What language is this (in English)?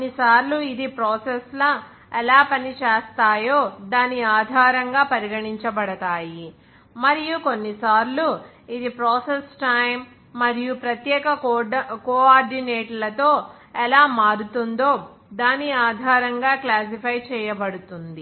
Telugu